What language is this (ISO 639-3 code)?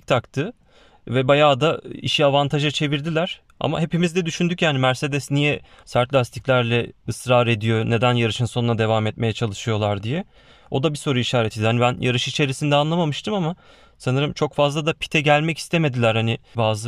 tur